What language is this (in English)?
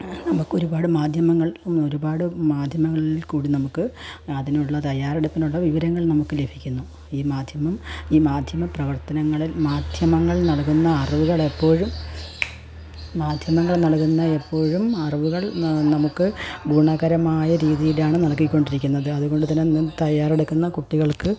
Malayalam